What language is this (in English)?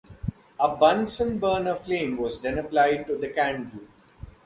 English